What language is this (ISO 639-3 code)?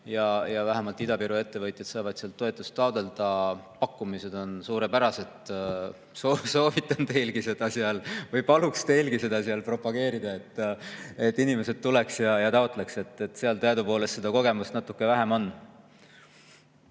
est